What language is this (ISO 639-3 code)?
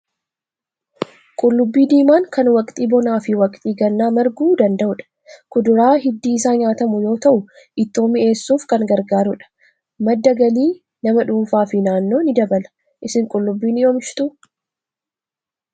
orm